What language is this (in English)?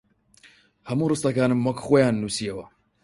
Central Kurdish